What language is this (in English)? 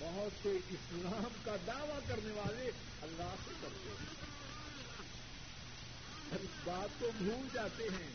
Urdu